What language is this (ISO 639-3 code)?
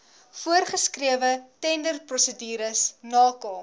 afr